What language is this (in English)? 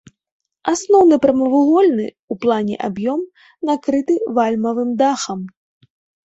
Belarusian